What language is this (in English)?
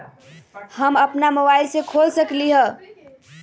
Magahi